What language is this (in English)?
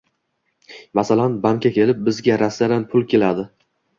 Uzbek